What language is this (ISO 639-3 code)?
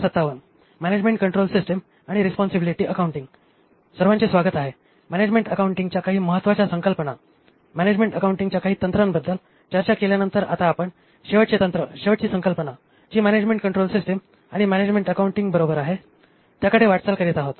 mar